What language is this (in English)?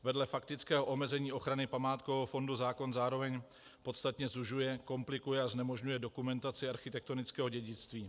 Czech